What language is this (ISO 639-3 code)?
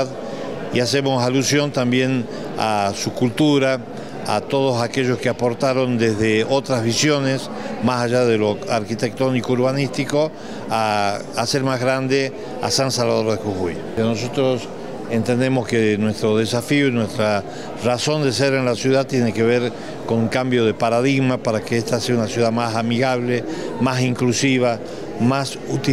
spa